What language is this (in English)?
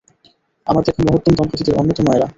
Bangla